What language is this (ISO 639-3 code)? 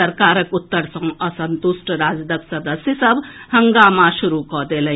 mai